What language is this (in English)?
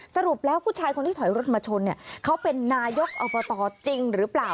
Thai